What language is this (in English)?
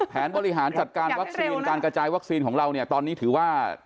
Thai